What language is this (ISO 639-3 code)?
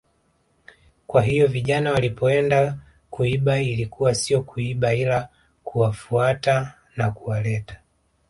swa